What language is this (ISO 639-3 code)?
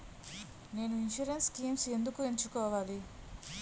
tel